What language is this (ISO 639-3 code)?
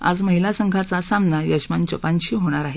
mar